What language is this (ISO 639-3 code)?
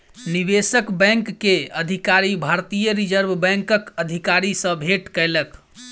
mai